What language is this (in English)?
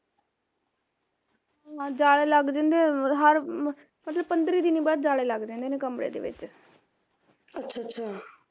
Punjabi